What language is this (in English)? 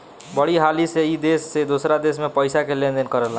Bhojpuri